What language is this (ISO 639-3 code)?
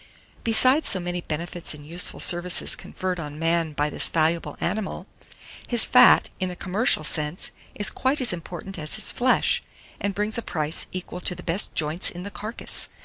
eng